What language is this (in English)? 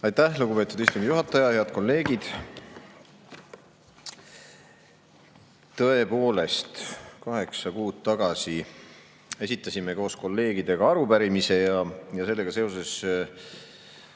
Estonian